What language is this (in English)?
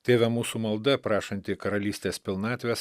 Lithuanian